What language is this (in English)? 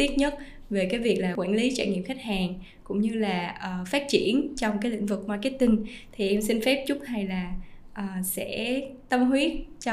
Vietnamese